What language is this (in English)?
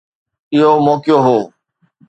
Sindhi